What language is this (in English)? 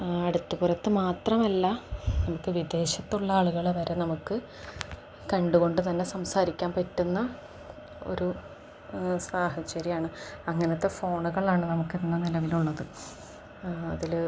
Malayalam